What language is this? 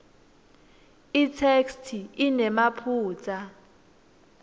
Swati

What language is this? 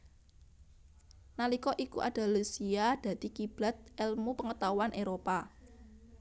Javanese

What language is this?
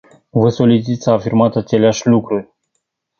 Romanian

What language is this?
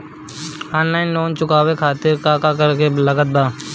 Bhojpuri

